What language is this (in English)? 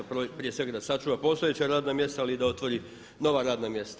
Croatian